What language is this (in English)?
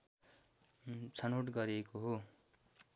Nepali